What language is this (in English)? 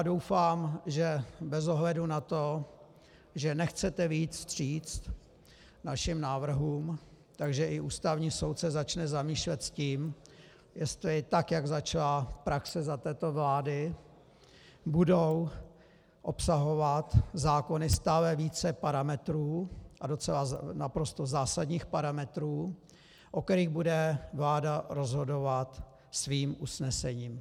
Czech